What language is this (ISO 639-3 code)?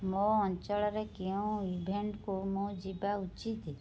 ori